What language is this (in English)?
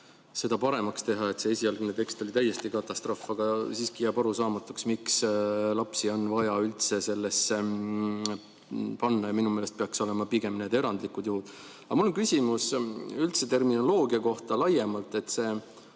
Estonian